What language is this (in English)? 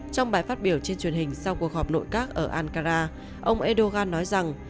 Vietnamese